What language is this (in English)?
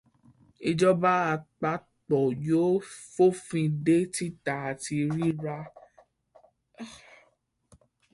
Yoruba